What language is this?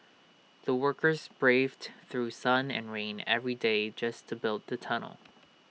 English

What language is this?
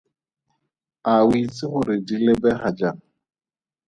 Tswana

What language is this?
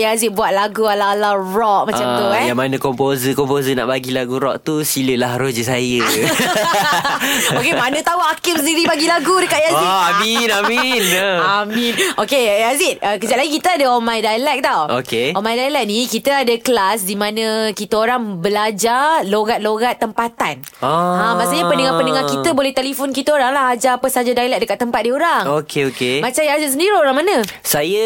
Malay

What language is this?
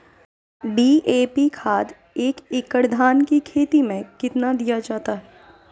Magahi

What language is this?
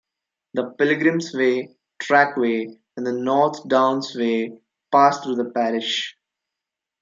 English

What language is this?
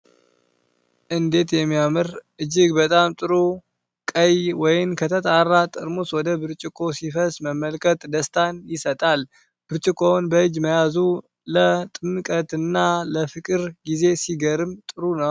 Amharic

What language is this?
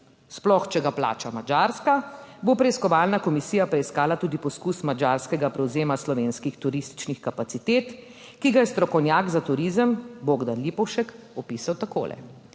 Slovenian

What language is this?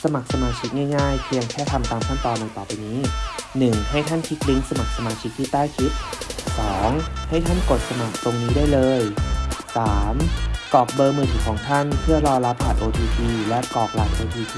Thai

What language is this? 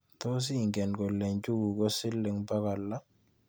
Kalenjin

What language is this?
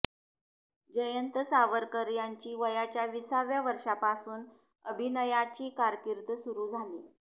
Marathi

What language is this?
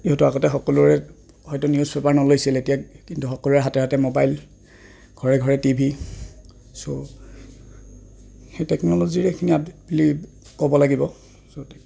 Assamese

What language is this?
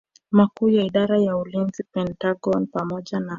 Swahili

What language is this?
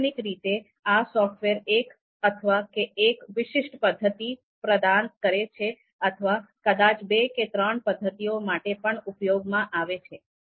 Gujarati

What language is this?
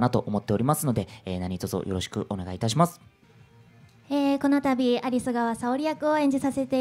Japanese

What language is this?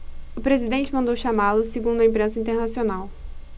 Portuguese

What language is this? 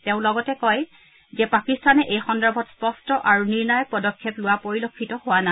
Assamese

